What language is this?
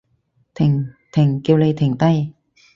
Cantonese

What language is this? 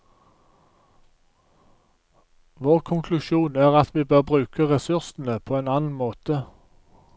Norwegian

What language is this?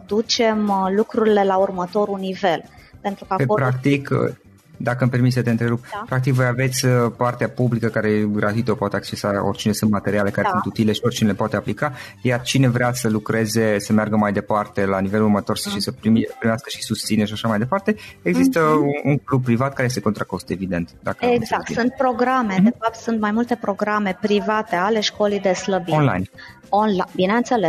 Romanian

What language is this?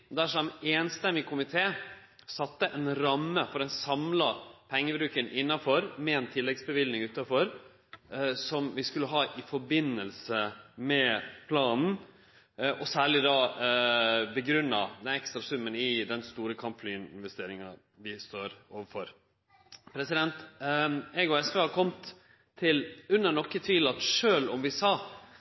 Norwegian Nynorsk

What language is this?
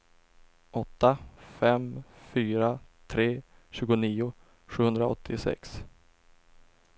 Swedish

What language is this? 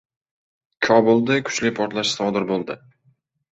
Uzbek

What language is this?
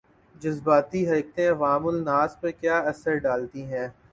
Urdu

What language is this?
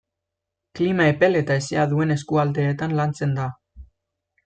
Basque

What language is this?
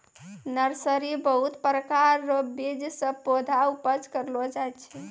Maithili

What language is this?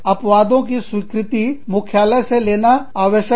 Hindi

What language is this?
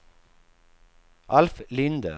Swedish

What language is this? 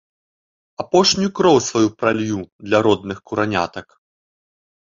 Belarusian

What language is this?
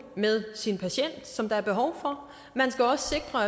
Danish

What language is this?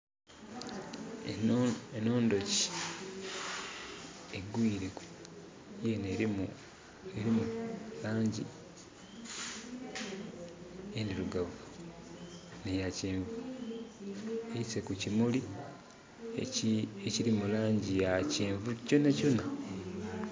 Soga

